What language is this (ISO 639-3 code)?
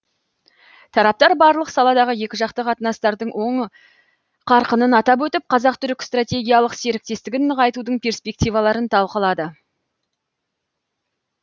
kaz